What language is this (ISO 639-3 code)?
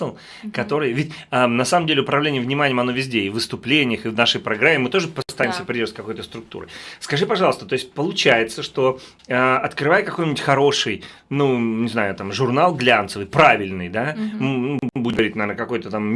rus